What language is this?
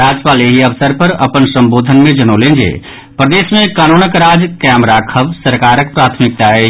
Maithili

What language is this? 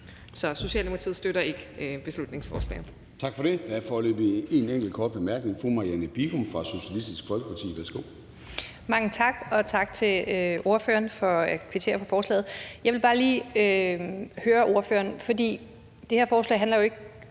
Danish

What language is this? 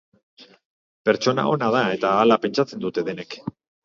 Basque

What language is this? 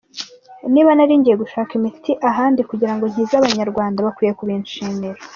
Kinyarwanda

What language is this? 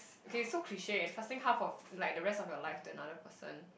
English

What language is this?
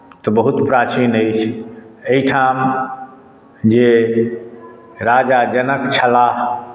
Maithili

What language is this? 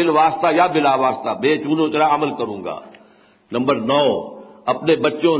Urdu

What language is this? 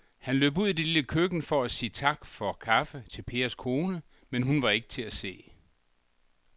Danish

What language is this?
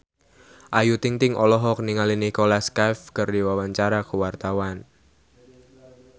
Sundanese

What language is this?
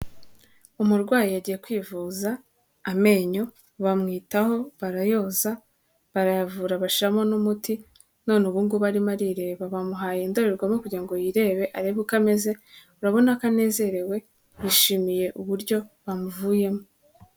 Kinyarwanda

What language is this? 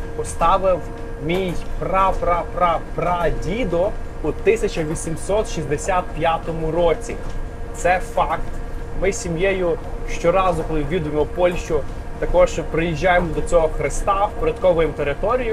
Ukrainian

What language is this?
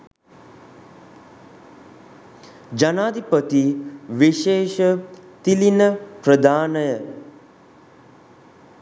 Sinhala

